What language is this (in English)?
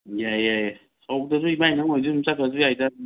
Manipuri